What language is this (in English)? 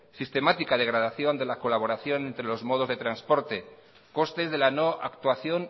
Spanish